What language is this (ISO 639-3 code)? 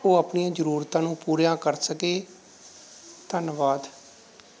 pan